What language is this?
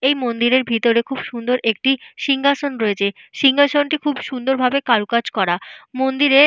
Bangla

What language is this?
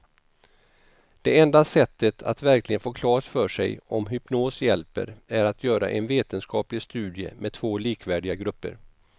Swedish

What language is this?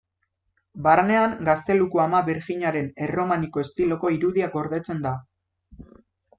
Basque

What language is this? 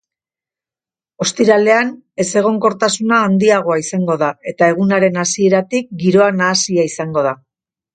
Basque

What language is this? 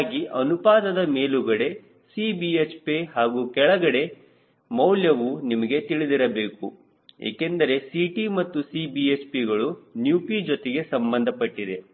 Kannada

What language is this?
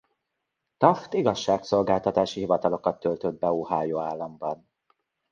Hungarian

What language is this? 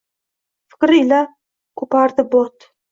Uzbek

